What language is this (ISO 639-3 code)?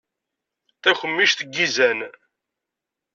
kab